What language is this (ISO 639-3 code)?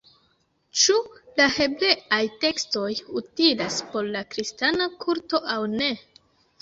epo